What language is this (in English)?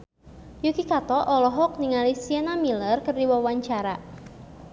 Sundanese